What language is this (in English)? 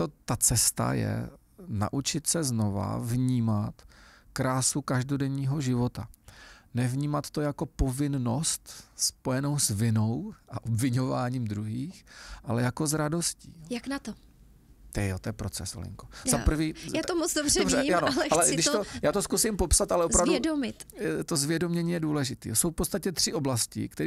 Czech